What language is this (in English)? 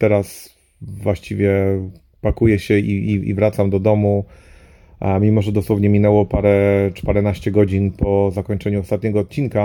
Polish